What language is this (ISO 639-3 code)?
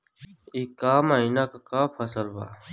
bho